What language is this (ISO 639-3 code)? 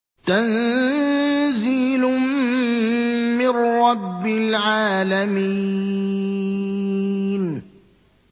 ara